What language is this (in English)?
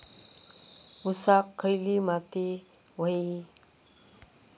Marathi